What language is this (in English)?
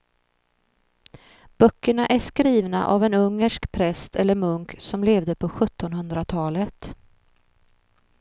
Swedish